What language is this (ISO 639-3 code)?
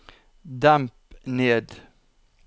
nor